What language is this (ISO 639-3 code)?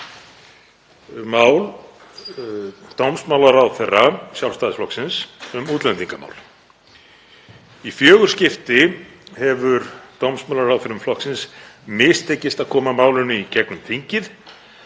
isl